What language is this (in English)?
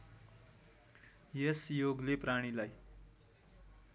Nepali